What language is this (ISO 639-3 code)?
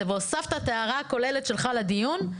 heb